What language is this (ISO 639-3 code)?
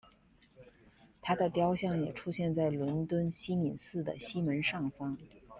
zho